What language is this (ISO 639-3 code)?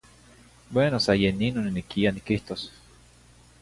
nhi